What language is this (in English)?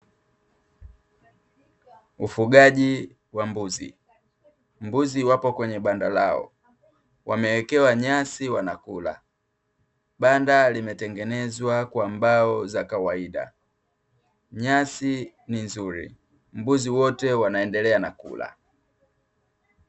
Swahili